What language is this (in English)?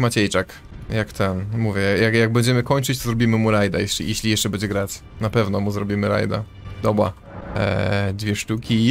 Polish